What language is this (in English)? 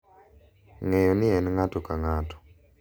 Luo (Kenya and Tanzania)